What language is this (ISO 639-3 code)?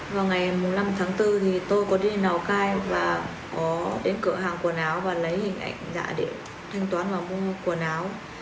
vie